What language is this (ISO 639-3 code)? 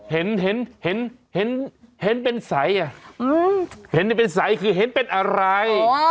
tha